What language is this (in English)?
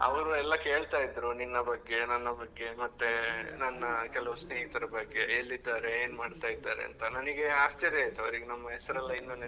Kannada